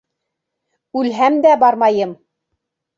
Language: Bashkir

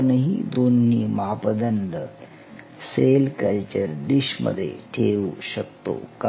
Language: Marathi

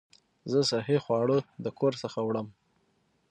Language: Pashto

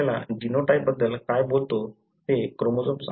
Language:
Marathi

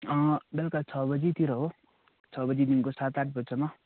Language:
Nepali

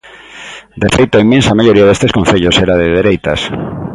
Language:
Galician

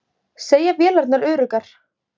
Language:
Icelandic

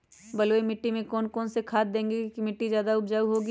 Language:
Magahi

